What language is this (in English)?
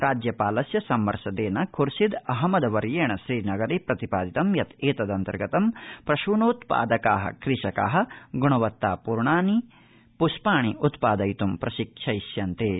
Sanskrit